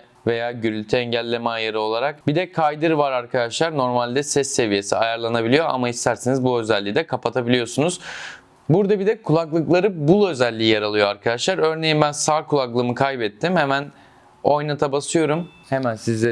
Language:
Turkish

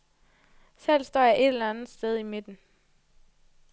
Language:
Danish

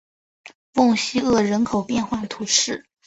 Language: Chinese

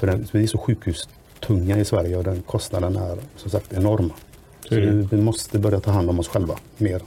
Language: Swedish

